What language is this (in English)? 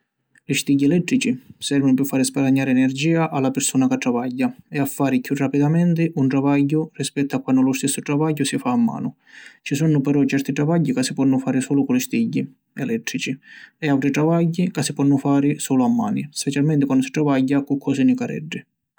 Sicilian